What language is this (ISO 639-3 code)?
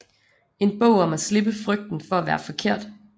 dan